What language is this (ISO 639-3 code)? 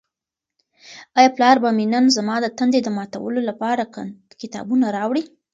pus